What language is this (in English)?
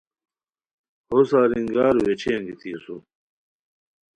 Khowar